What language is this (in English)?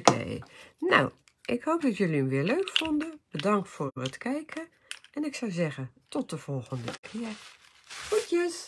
Dutch